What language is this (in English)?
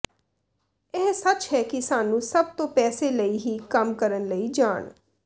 Punjabi